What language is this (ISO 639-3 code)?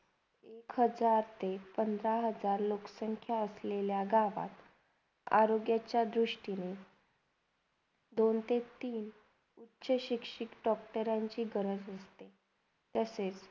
mar